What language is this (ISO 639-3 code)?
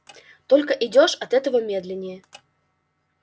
rus